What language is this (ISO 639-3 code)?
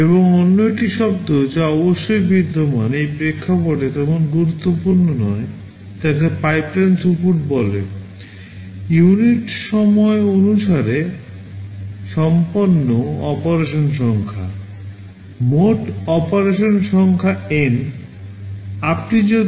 ben